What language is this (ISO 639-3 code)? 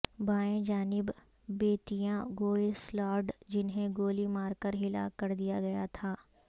urd